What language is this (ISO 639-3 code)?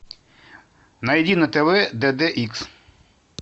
rus